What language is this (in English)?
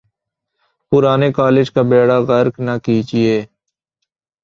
Urdu